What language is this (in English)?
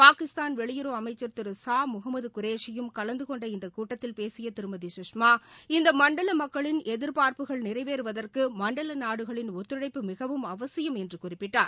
Tamil